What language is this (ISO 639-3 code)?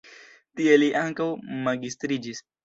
epo